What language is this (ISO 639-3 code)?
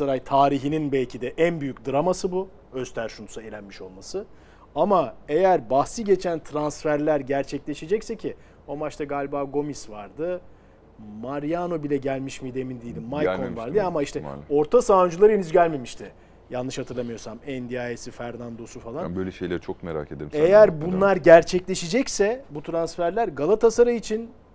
tur